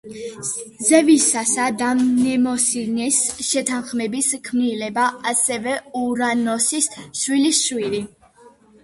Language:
Georgian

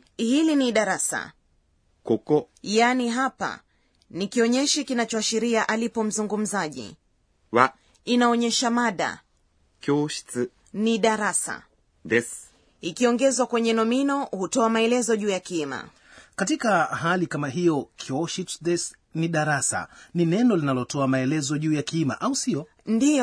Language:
Swahili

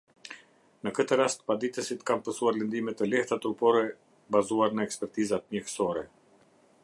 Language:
Albanian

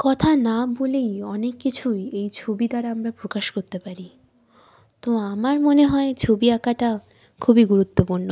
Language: Bangla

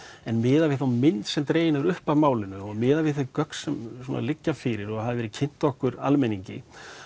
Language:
Icelandic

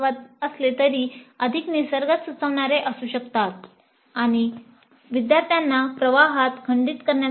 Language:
Marathi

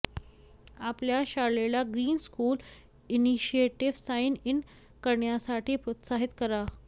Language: Marathi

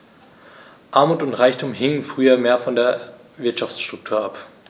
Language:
German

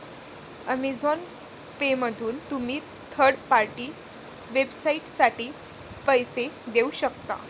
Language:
Marathi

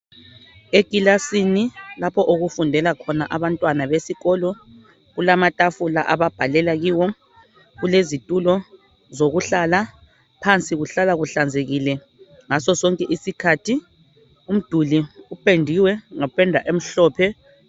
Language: North Ndebele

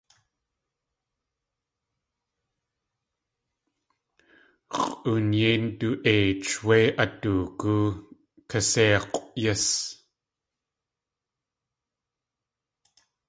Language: Tlingit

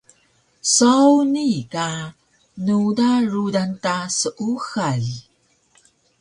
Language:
Taroko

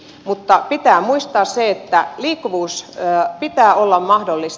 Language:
Finnish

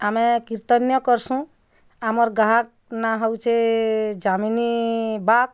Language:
Odia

